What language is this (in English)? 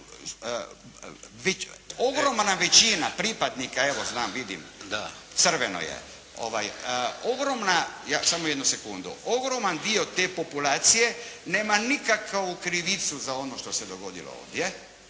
Croatian